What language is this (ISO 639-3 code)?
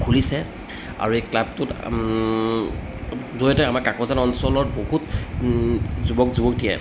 asm